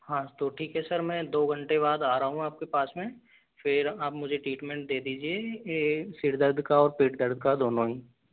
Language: Hindi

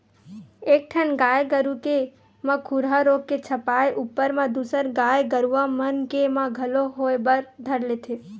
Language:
Chhattisgarhi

